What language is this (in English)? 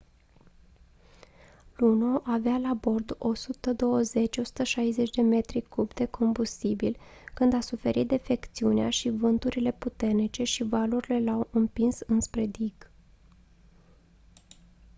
Romanian